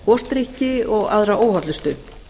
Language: Icelandic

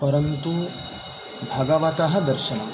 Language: Sanskrit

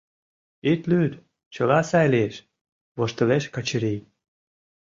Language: Mari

